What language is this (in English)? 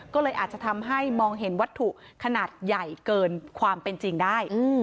Thai